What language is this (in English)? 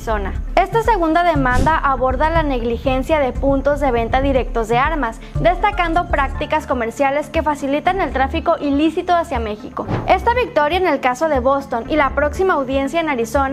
Spanish